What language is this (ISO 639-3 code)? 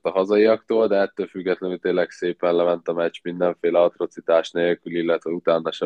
hun